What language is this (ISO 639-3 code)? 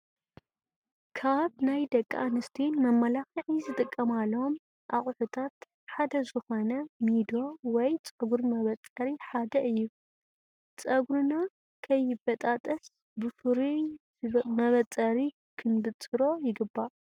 tir